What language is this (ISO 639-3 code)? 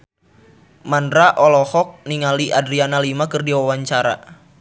sun